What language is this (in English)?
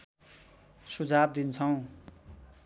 Nepali